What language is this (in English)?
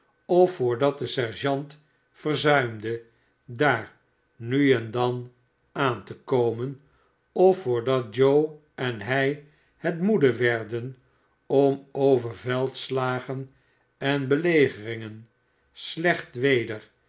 Dutch